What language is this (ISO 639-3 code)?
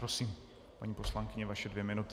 ces